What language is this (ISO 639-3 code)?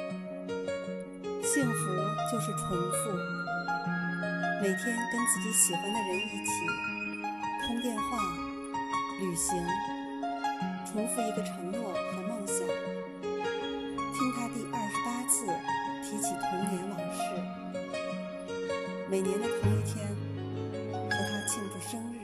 zho